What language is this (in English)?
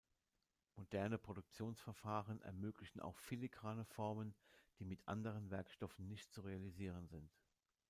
German